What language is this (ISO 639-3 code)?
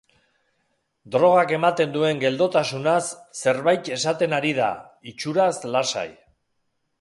eus